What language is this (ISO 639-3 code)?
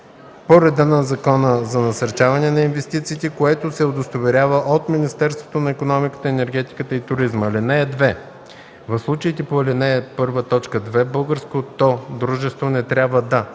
bul